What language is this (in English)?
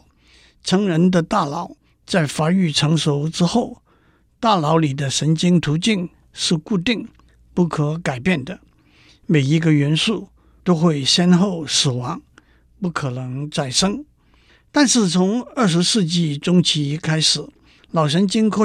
Chinese